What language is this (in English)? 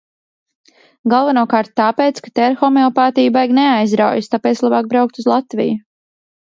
Latvian